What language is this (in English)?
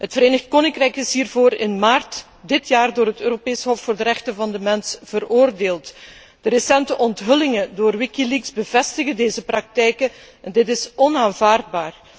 Dutch